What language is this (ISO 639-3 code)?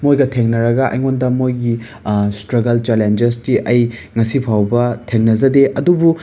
mni